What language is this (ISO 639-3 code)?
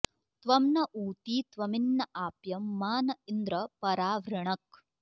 san